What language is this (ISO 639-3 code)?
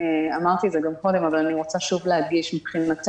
heb